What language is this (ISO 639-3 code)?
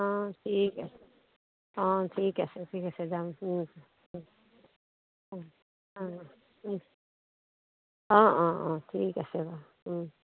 asm